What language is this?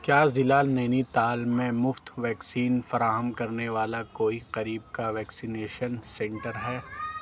Urdu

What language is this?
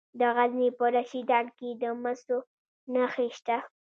Pashto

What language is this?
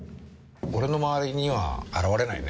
Japanese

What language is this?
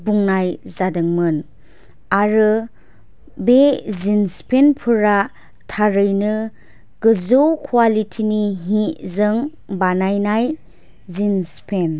Bodo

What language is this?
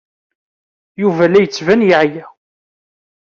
Kabyle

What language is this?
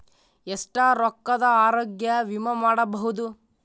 Kannada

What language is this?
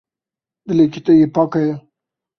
Kurdish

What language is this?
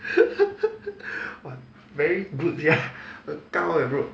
English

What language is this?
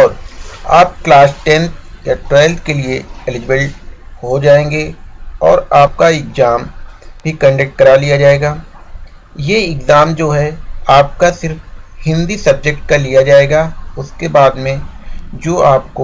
Hindi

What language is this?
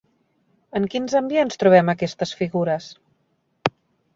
Catalan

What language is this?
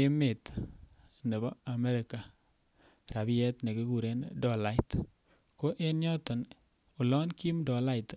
Kalenjin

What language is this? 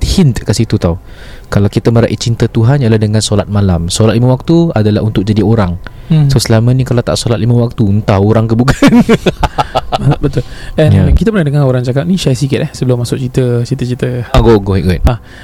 Malay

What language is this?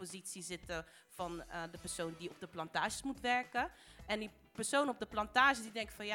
Dutch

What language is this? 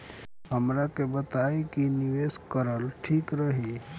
Bhojpuri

